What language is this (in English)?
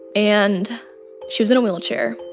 English